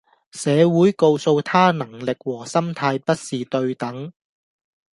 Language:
Cantonese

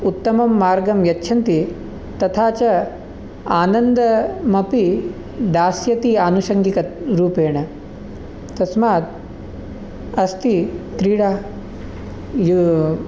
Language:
Sanskrit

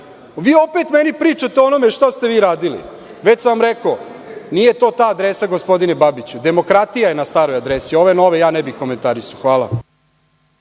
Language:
Serbian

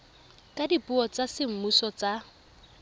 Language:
Tswana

